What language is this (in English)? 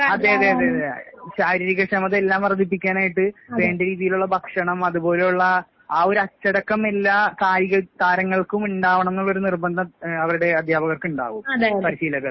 Malayalam